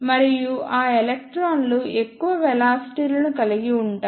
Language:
Telugu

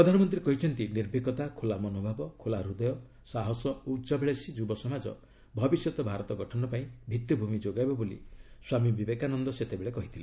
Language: Odia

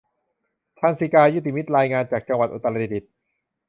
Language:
Thai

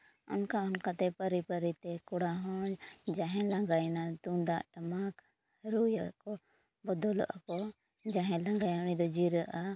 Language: Santali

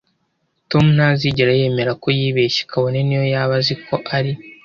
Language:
Kinyarwanda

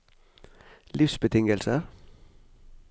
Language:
Norwegian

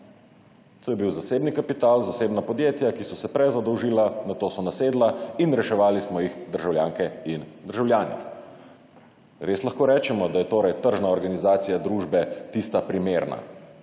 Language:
Slovenian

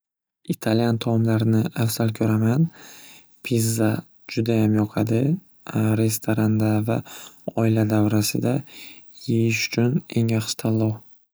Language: Uzbek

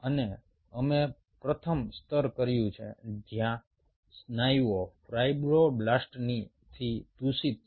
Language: Gujarati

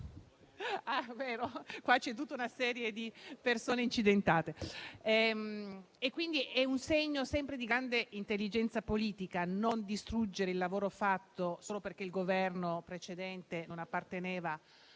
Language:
Italian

